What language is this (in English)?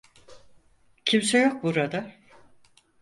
Turkish